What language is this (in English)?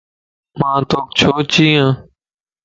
Lasi